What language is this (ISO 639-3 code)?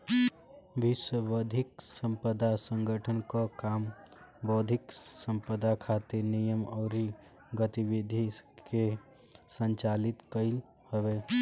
bho